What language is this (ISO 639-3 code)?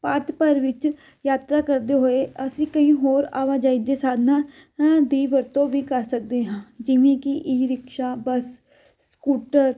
pan